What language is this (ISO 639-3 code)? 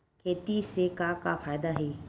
hne